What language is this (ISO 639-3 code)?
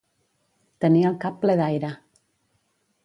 cat